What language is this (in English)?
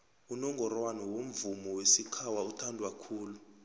South Ndebele